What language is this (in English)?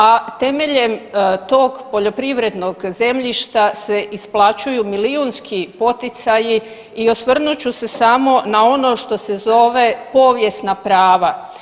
Croatian